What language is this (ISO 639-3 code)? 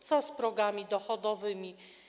pol